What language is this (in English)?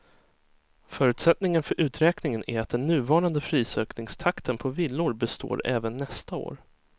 Swedish